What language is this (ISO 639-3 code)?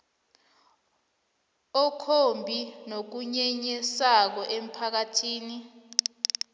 nbl